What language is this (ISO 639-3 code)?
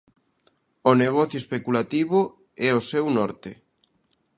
glg